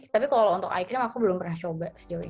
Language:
Indonesian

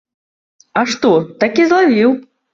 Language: Belarusian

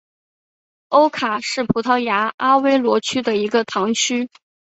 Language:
Chinese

